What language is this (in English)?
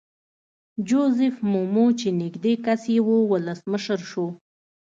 Pashto